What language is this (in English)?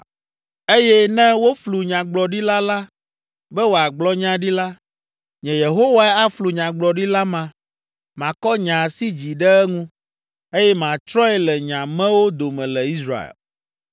Ewe